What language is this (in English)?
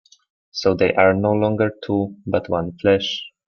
English